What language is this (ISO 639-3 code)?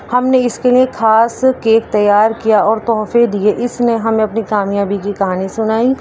urd